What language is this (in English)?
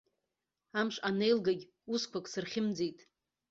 Abkhazian